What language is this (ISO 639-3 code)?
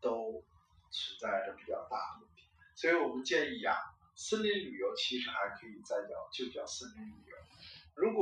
zho